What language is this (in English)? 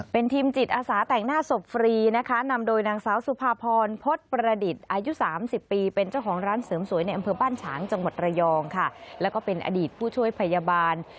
Thai